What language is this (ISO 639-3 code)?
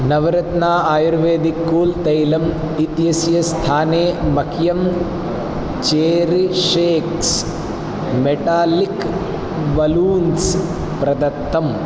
san